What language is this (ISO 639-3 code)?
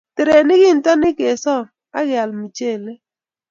kln